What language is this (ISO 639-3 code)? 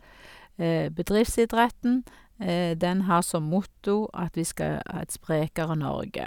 nor